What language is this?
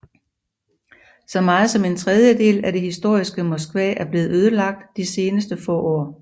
Danish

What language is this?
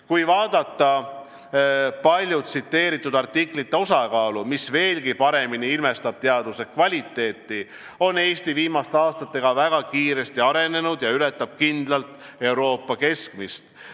Estonian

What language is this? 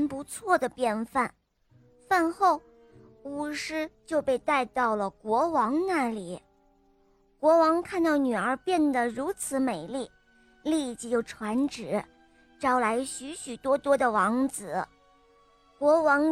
Chinese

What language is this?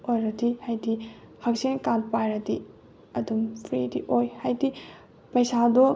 Manipuri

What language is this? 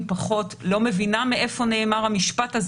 Hebrew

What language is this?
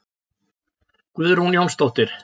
Icelandic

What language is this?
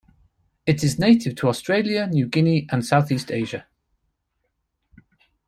English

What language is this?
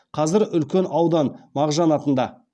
Kazakh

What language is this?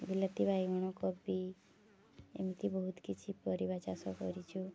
Odia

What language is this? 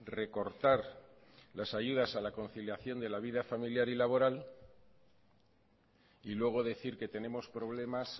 Spanish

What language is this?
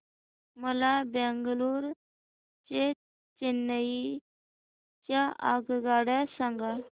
Marathi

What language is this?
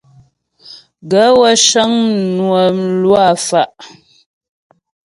Ghomala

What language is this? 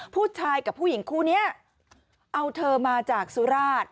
Thai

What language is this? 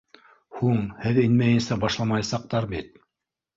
Bashkir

